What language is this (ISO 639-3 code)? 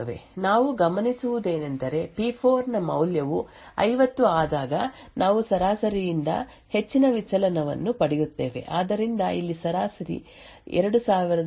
kan